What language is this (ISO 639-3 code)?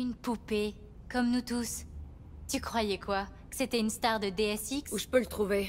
fra